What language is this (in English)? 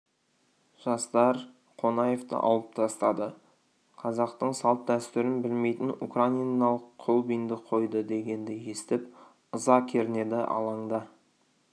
Kazakh